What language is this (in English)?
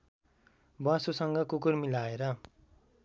Nepali